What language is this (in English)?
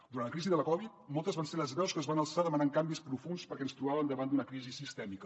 Catalan